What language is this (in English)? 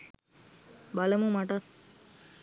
Sinhala